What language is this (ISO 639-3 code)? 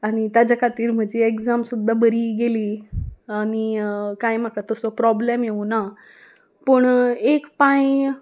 kok